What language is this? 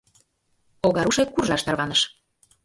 Mari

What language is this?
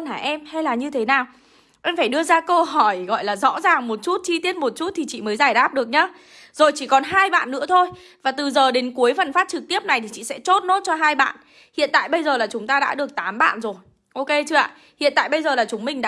Vietnamese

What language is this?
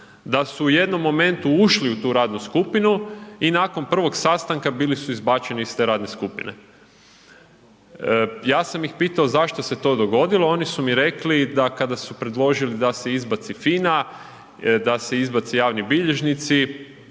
Croatian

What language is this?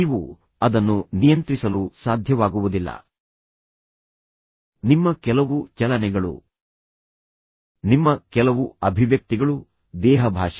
Kannada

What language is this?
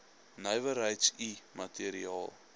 Afrikaans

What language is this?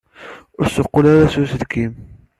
Kabyle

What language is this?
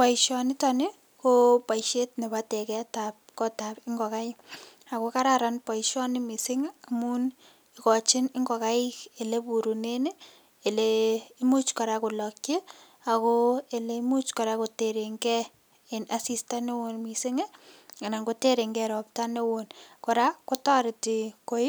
Kalenjin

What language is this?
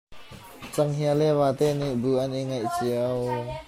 Hakha Chin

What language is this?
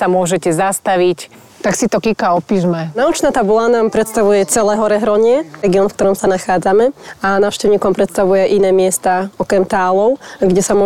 Slovak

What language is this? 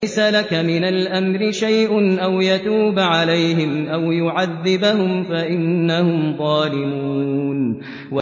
Arabic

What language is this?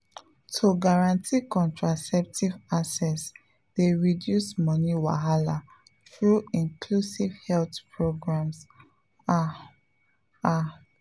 Nigerian Pidgin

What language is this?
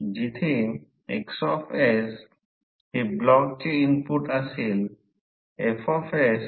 Marathi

